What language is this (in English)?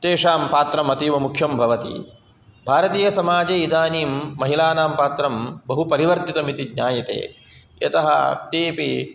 Sanskrit